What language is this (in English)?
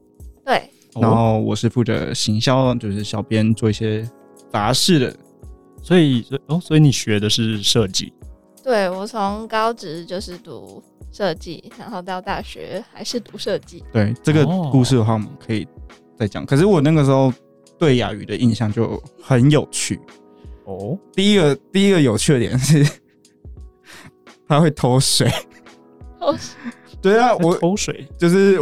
Chinese